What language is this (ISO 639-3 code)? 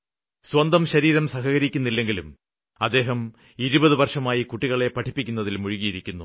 mal